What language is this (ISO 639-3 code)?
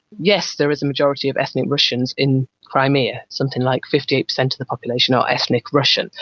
eng